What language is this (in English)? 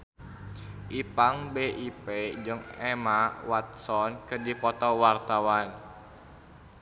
Sundanese